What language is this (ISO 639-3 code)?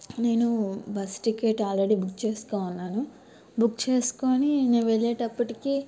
tel